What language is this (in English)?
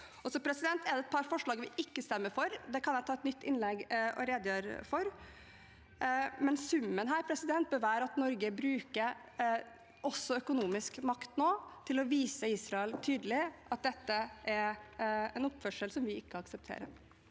Norwegian